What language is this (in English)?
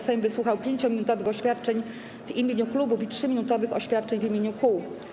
Polish